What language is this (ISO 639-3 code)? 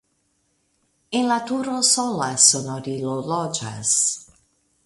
epo